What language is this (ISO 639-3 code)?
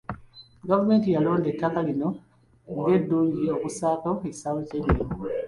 lug